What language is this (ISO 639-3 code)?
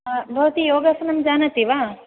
san